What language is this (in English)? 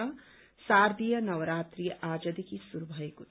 Nepali